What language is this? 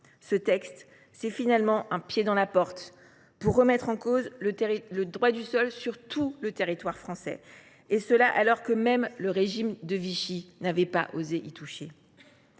French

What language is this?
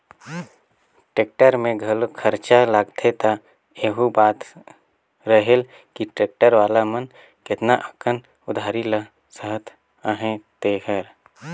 Chhattisgarhi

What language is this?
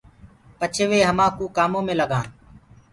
Gurgula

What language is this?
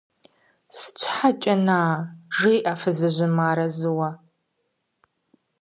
Kabardian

